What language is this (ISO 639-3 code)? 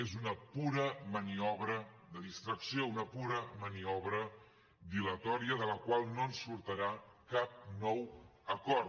cat